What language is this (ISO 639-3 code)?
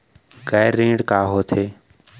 hne